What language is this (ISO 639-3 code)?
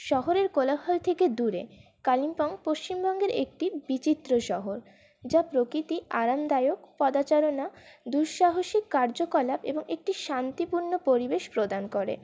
ben